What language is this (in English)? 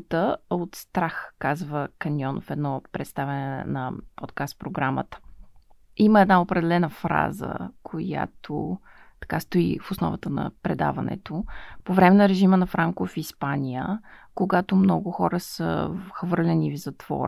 Bulgarian